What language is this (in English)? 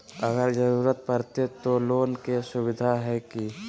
Magahi